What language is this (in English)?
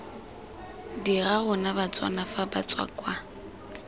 Tswana